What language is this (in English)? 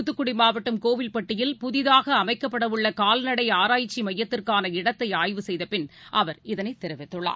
Tamil